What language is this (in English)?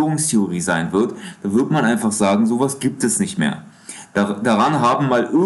German